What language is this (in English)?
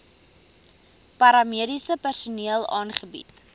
Afrikaans